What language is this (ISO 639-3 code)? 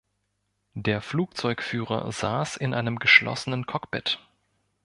deu